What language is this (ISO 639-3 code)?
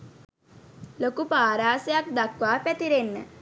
sin